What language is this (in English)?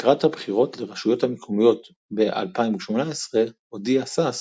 Hebrew